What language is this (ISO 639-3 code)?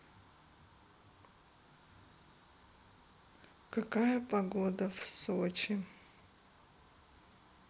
rus